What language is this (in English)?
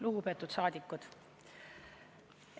Estonian